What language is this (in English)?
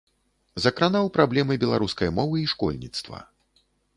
Belarusian